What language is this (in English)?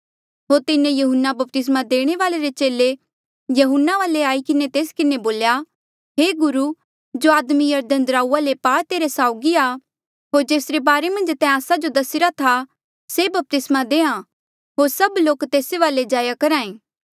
Mandeali